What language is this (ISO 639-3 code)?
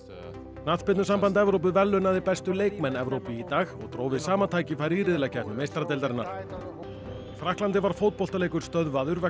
isl